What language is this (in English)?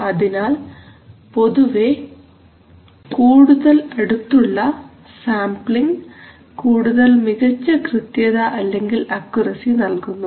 Malayalam